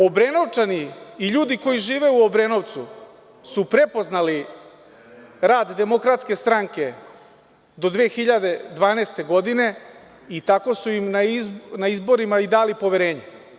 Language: Serbian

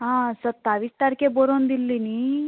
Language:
Konkani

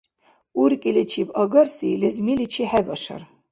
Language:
Dargwa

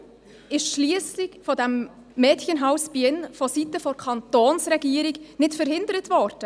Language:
Swiss German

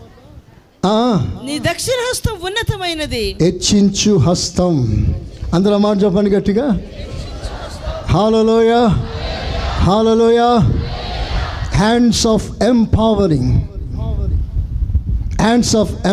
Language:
Telugu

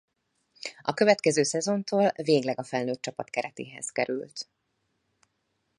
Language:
Hungarian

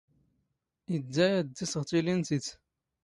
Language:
Standard Moroccan Tamazight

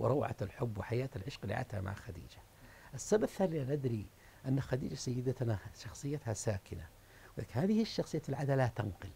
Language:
Arabic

